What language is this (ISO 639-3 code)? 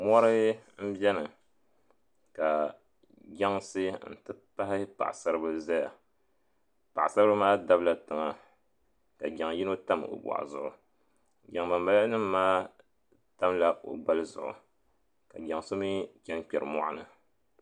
dag